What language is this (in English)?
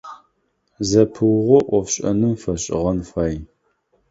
Adyghe